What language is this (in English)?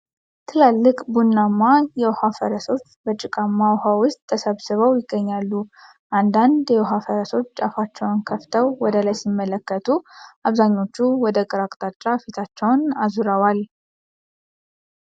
Amharic